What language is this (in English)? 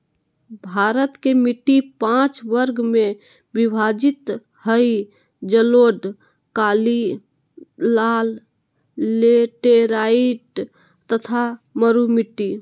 Magahi